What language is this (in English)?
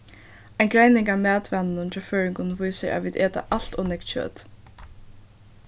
Faroese